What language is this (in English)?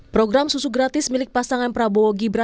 Indonesian